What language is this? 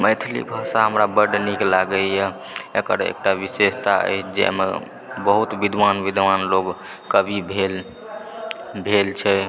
Maithili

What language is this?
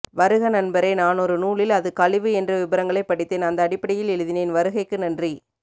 Tamil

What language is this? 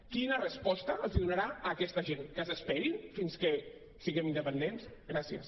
Catalan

